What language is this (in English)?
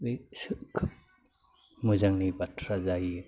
Bodo